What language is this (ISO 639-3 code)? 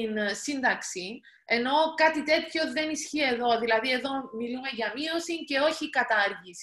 ell